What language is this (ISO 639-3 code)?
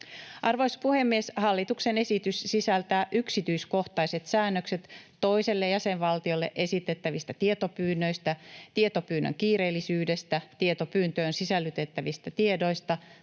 fin